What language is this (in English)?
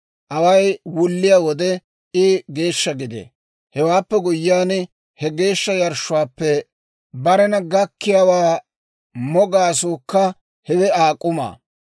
Dawro